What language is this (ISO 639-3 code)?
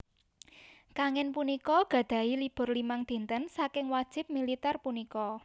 jav